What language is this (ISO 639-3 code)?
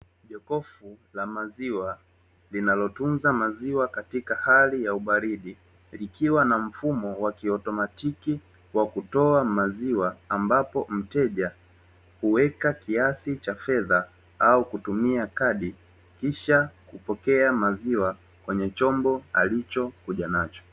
swa